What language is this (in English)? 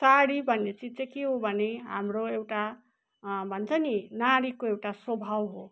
Nepali